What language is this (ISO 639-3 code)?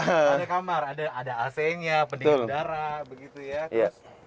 ind